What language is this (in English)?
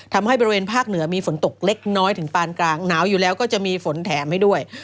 Thai